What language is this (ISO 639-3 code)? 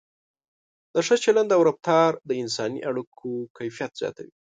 pus